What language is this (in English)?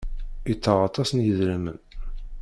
Kabyle